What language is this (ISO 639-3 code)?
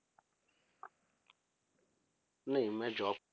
pan